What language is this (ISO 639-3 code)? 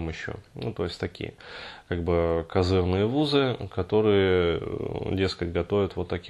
rus